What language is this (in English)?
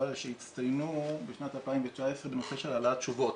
Hebrew